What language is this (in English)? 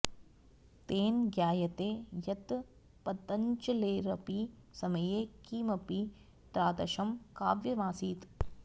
Sanskrit